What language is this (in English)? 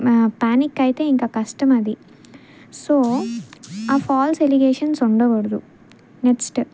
Telugu